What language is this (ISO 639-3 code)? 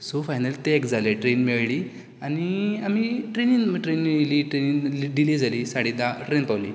kok